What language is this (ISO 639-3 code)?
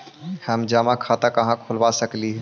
mag